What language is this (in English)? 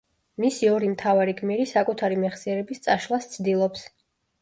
Georgian